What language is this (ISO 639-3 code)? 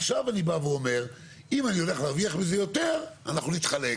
heb